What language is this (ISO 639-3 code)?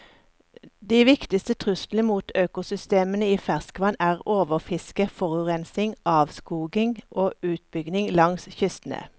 nor